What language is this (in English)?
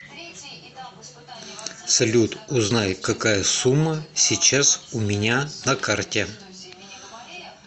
Russian